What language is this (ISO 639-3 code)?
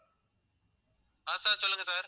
tam